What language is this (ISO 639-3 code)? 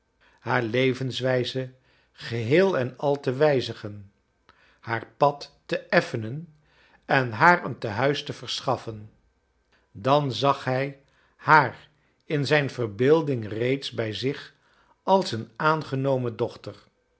nld